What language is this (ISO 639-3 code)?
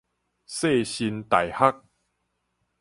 nan